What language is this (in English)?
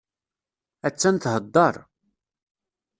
Kabyle